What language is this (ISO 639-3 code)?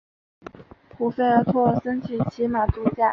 zho